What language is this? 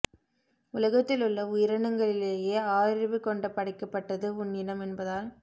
Tamil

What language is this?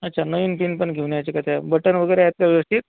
Marathi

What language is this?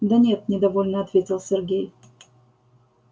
Russian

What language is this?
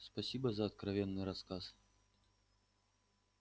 Russian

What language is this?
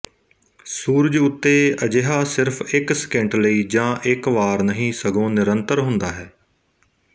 Punjabi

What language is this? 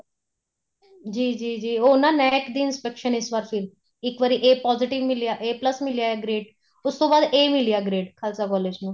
Punjabi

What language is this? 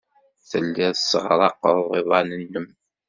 Kabyle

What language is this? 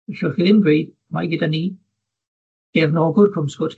Welsh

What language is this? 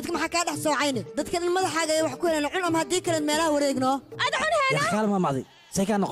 Arabic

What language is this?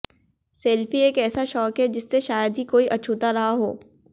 Hindi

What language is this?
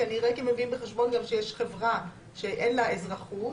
Hebrew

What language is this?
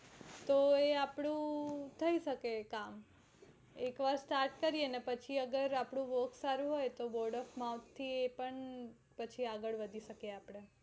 Gujarati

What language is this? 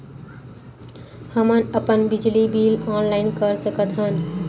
Chhattisgarhi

